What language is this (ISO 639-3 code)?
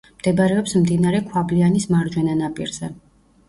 kat